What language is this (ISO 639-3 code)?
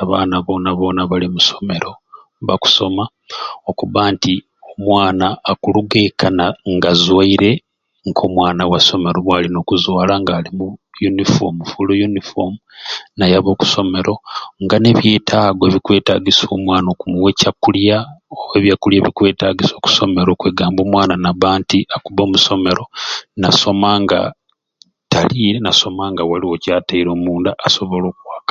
ruc